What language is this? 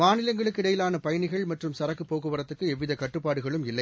Tamil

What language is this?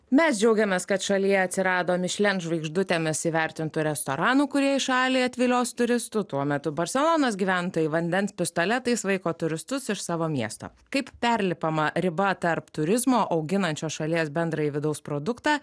Lithuanian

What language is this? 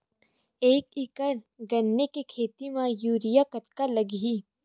Chhattisgarhi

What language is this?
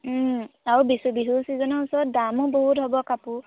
Assamese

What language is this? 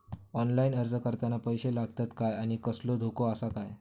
Marathi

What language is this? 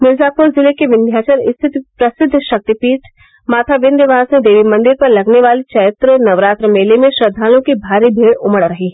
Hindi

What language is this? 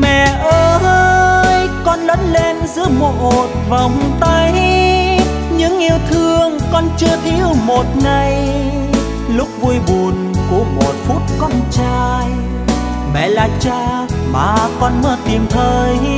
Vietnamese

